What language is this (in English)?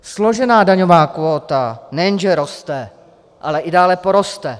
Czech